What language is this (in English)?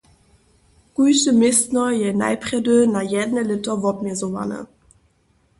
Upper Sorbian